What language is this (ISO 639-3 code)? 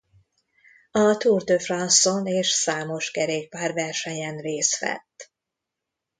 hun